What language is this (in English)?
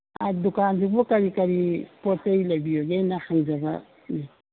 Manipuri